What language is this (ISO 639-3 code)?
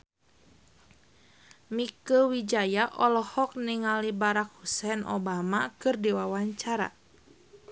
sun